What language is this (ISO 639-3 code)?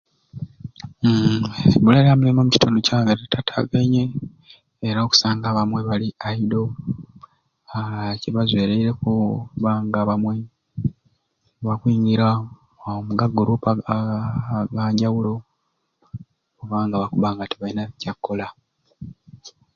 ruc